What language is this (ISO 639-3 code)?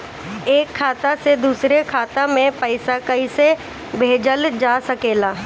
bho